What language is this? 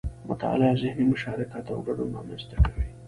Pashto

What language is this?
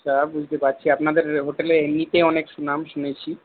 Bangla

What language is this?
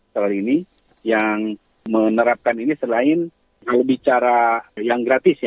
Indonesian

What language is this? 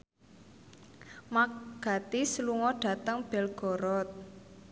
Javanese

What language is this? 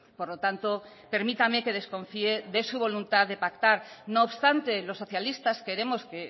Spanish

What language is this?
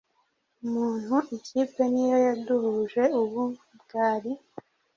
Kinyarwanda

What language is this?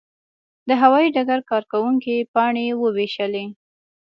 Pashto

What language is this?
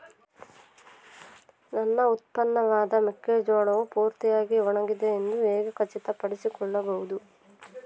Kannada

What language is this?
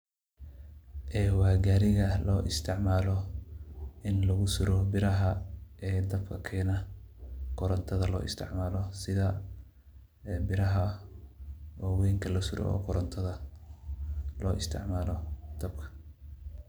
Somali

